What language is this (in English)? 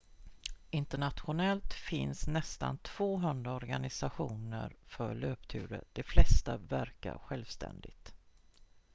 Swedish